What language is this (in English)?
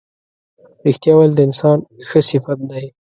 Pashto